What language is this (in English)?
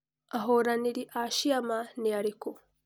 Kikuyu